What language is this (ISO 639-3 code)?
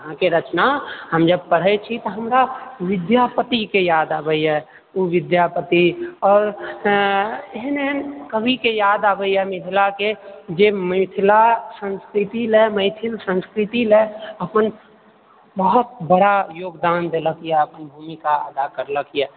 mai